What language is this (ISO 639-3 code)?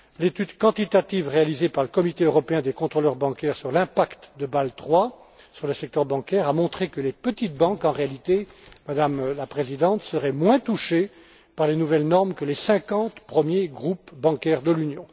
fra